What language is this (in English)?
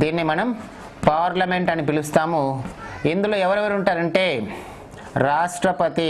Telugu